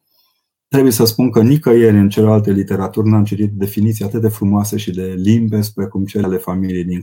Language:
Romanian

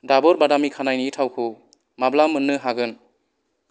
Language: Bodo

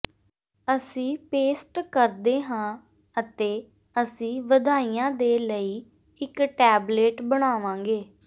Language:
Punjabi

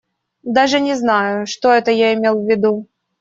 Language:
Russian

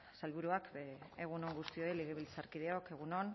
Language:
Basque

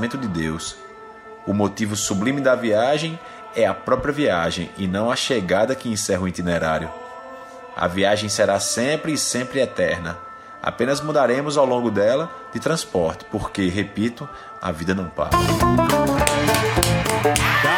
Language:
Portuguese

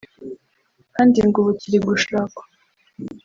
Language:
Kinyarwanda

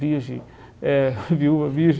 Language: Portuguese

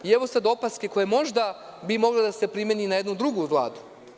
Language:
Serbian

